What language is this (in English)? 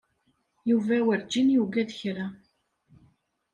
Kabyle